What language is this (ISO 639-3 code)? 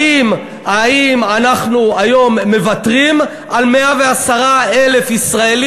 heb